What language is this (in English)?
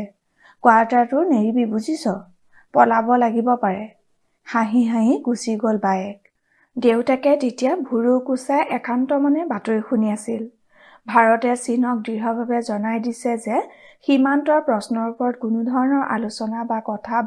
Assamese